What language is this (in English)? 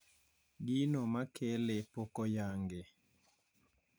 Luo (Kenya and Tanzania)